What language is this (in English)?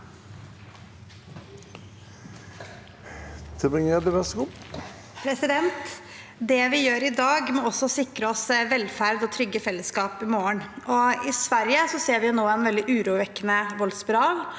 Norwegian